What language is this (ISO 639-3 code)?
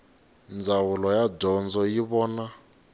tso